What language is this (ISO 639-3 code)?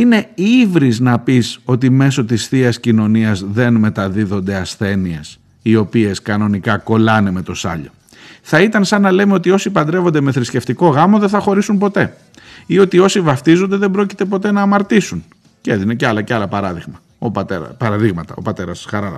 ell